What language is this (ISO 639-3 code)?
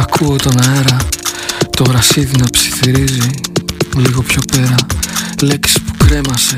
ell